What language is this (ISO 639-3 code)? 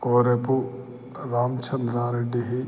san